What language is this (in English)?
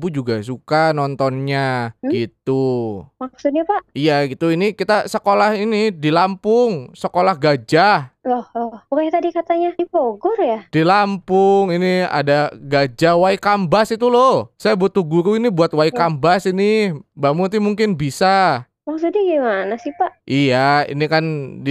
Indonesian